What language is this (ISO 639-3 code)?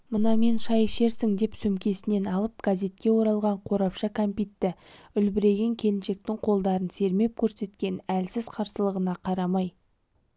kaz